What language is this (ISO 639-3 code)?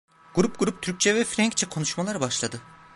tur